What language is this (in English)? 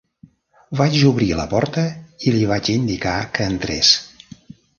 Catalan